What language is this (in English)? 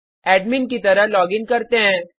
Hindi